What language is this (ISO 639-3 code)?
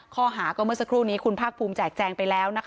tha